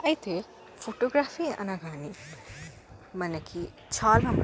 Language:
Telugu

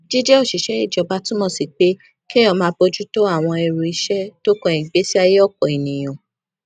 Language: Yoruba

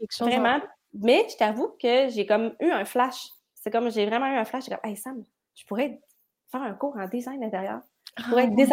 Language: French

